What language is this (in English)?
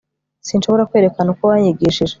Kinyarwanda